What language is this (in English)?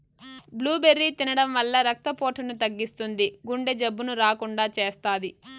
Telugu